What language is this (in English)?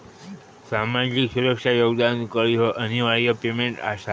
Marathi